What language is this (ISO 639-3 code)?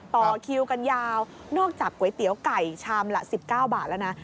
tha